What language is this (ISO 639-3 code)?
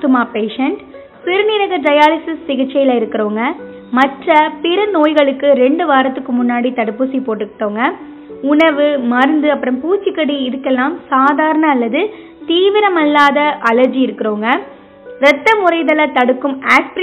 tam